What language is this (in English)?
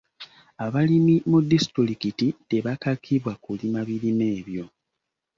Ganda